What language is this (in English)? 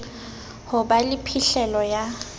Southern Sotho